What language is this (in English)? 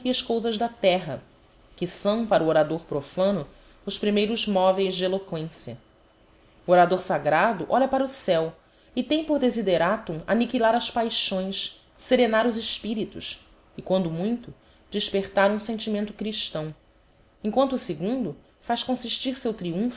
Portuguese